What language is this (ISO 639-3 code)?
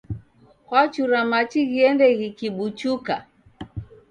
dav